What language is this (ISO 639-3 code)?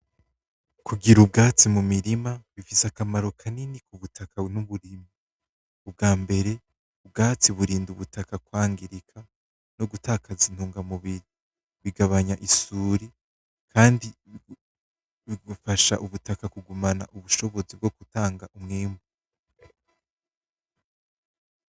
run